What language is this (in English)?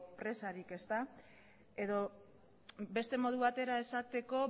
Basque